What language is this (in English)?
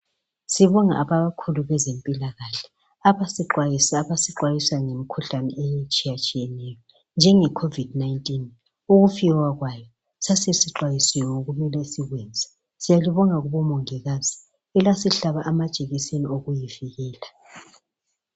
North Ndebele